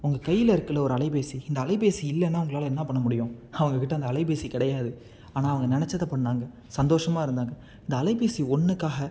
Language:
Tamil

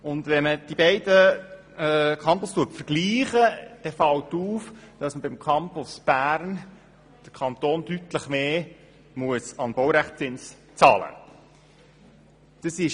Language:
Swiss German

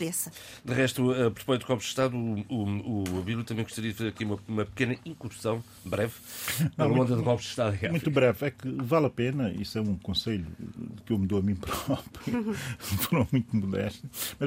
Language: Portuguese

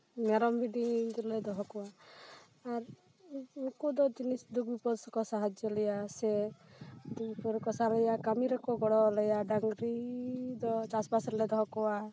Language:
Santali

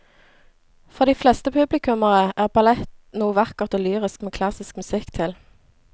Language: Norwegian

